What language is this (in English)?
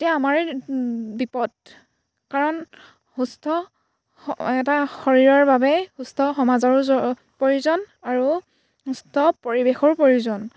Assamese